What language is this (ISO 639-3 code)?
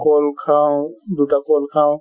asm